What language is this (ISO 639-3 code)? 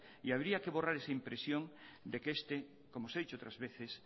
spa